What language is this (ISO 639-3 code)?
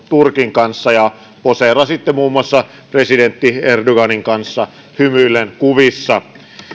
fin